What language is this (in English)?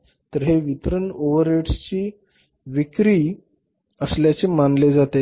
Marathi